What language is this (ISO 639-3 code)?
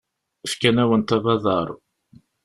kab